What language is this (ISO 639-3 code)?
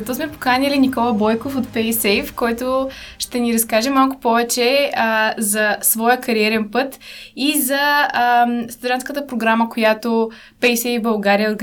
bul